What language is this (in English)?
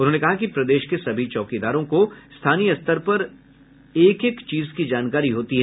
Hindi